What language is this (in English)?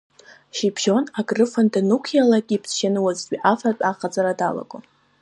Abkhazian